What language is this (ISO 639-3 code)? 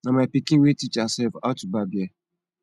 pcm